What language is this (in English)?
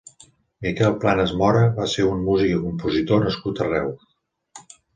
Catalan